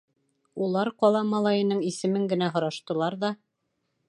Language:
Bashkir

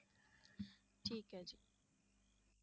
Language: Punjabi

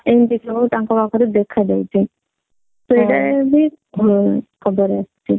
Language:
Odia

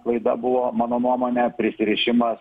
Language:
Lithuanian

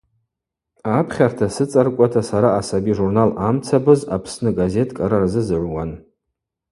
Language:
Abaza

